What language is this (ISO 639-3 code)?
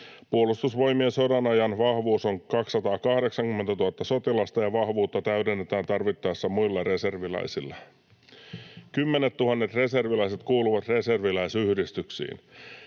fin